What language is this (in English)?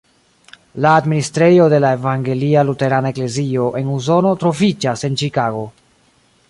Esperanto